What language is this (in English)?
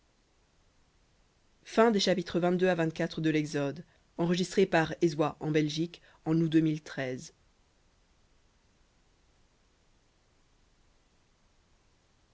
French